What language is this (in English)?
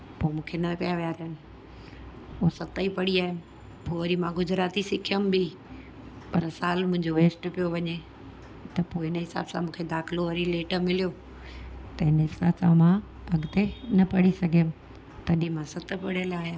Sindhi